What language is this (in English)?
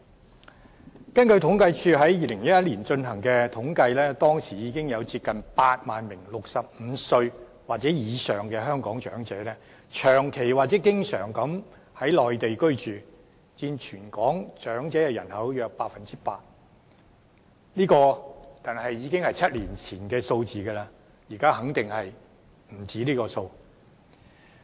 Cantonese